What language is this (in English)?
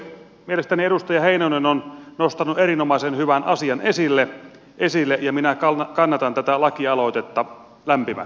Finnish